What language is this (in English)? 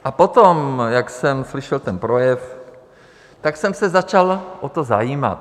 Czech